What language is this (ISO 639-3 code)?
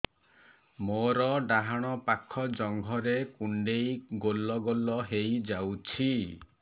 ori